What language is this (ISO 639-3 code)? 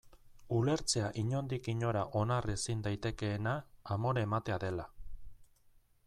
eus